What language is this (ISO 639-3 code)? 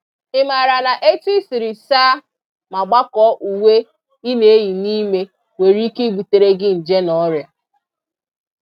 ibo